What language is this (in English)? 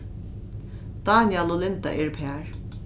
Faroese